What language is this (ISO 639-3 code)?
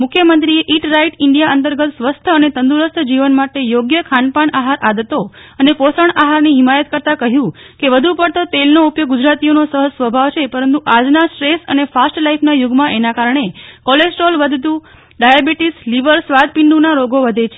guj